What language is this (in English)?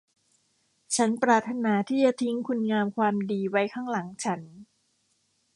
Thai